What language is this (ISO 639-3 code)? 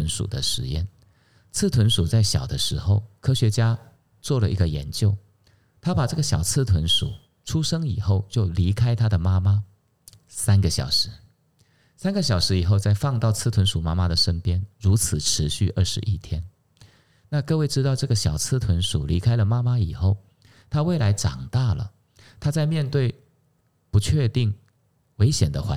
zho